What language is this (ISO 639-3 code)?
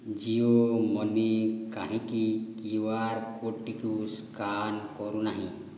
ori